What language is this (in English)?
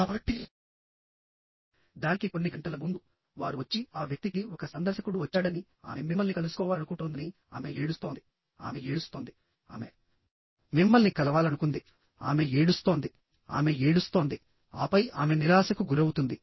Telugu